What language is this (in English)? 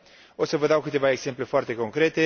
Romanian